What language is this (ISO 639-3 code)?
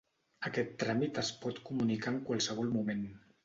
cat